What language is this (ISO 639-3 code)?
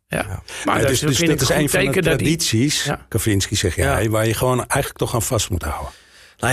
nld